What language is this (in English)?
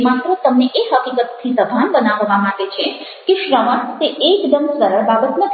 Gujarati